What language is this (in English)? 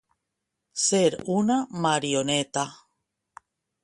Catalan